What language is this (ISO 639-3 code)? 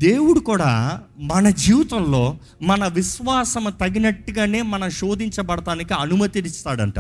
tel